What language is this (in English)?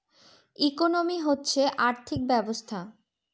Bangla